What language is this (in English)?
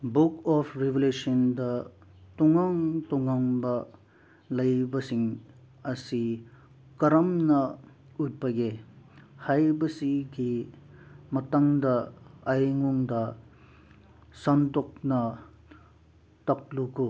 Manipuri